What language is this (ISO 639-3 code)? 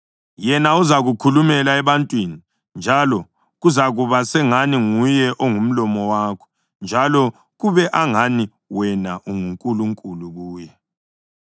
nde